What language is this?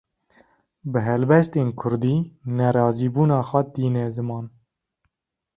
Kurdish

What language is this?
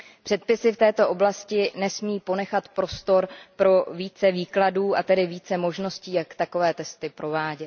Czech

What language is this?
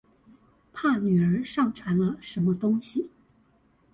Chinese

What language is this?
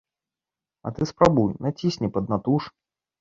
Belarusian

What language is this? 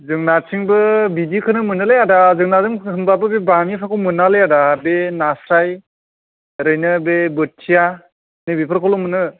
Bodo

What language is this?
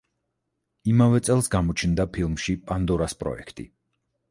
Georgian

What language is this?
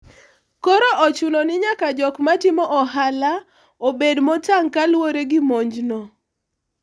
Luo (Kenya and Tanzania)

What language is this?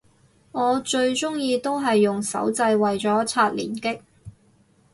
Cantonese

